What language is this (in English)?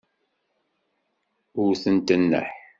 Kabyle